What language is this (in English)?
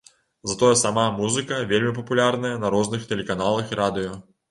Belarusian